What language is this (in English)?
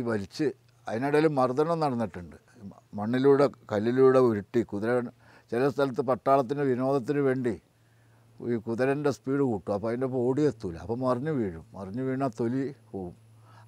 Malayalam